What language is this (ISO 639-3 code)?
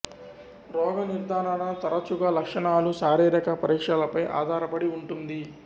tel